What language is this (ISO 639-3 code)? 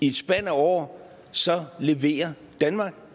dan